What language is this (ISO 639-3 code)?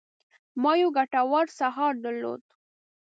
pus